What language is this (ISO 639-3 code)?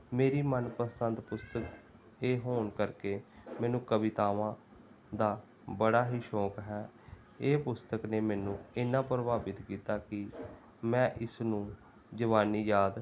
pan